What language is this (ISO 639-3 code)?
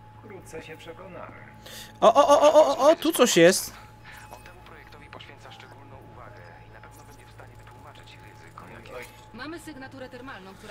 pol